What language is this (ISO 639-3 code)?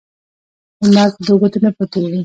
pus